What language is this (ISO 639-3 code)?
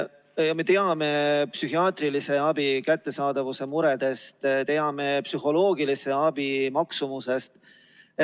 est